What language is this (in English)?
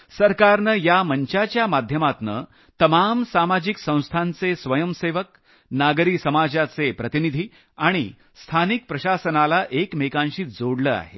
Marathi